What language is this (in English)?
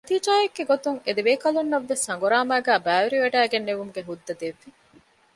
Divehi